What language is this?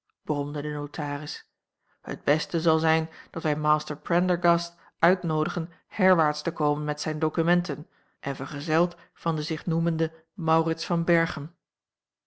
Dutch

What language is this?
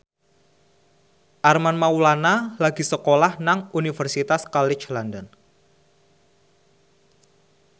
Javanese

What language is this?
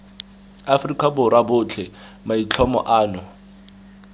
Tswana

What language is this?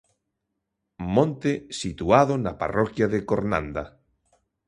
Galician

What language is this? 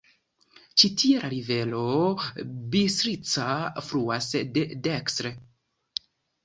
Esperanto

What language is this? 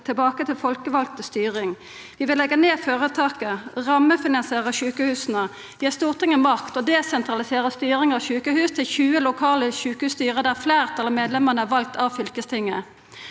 Norwegian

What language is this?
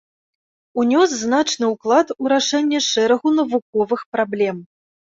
Belarusian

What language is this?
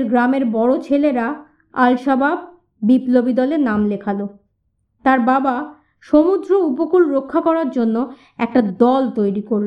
Bangla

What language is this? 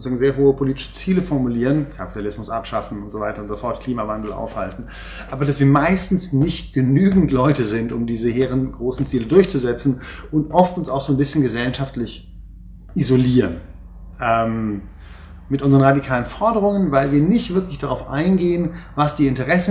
German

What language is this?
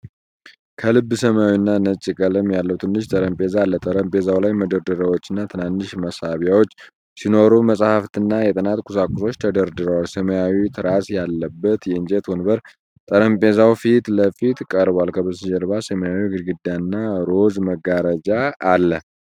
Amharic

